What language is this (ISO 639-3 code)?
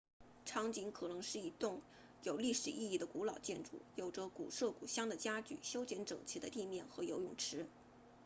zho